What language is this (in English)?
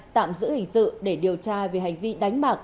Vietnamese